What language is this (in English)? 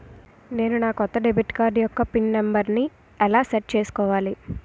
Telugu